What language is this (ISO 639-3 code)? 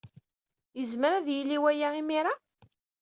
kab